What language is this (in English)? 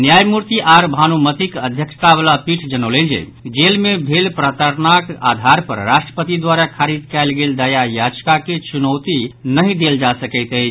Maithili